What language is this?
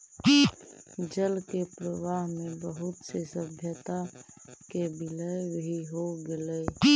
Magahi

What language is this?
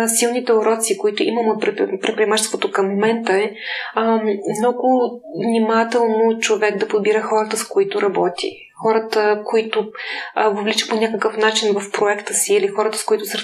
Bulgarian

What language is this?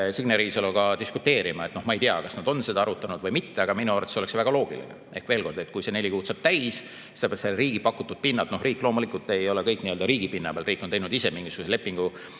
Estonian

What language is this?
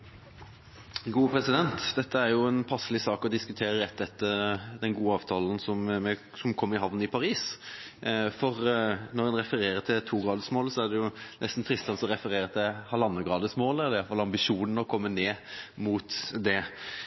Norwegian Bokmål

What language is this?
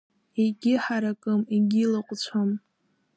Abkhazian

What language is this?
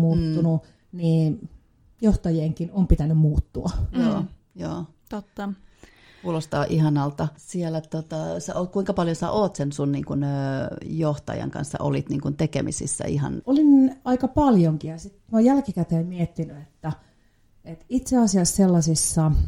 Finnish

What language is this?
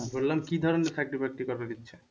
Bangla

